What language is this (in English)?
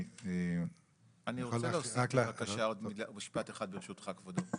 Hebrew